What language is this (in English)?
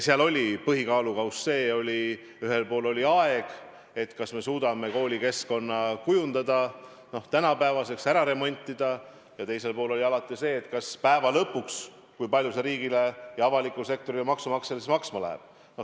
Estonian